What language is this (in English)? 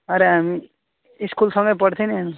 Nepali